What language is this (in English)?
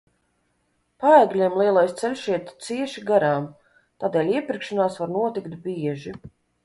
Latvian